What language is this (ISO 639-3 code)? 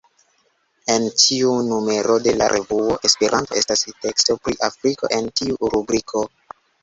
epo